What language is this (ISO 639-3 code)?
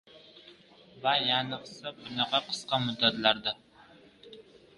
uzb